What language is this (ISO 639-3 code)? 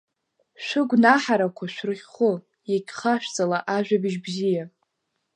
abk